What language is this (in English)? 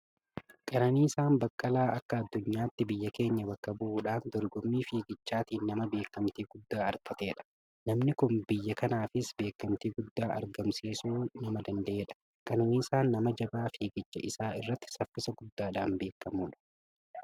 Oromo